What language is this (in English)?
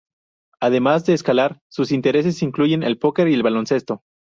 Spanish